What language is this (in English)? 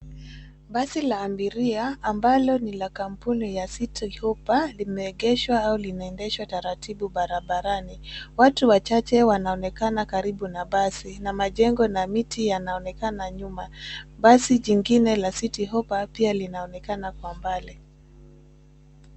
Swahili